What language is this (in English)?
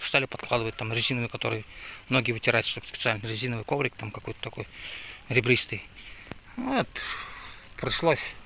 Russian